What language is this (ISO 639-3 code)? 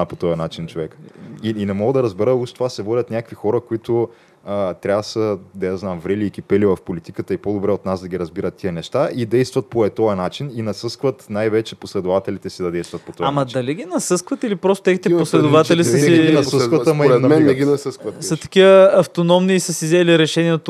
bul